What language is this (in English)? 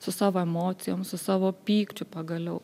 Lithuanian